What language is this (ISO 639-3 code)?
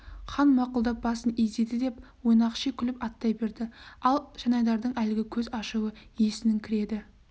kaz